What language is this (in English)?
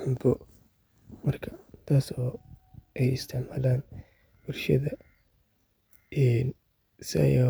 Somali